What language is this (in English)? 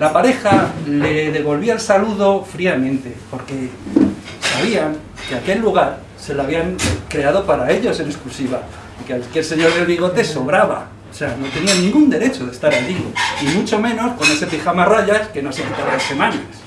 Spanish